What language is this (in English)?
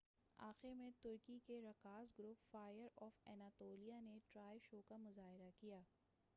Urdu